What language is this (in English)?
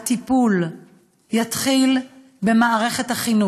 Hebrew